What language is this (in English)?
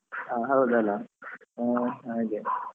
Kannada